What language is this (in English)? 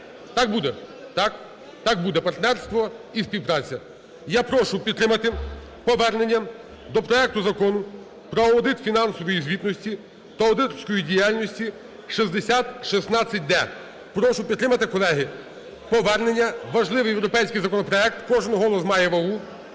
Ukrainian